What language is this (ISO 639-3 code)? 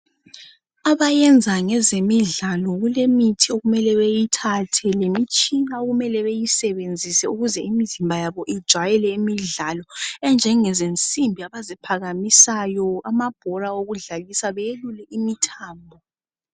nde